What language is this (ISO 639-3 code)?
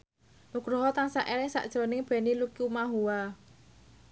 jav